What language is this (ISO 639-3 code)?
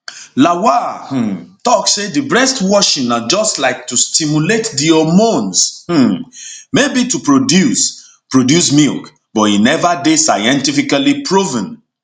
pcm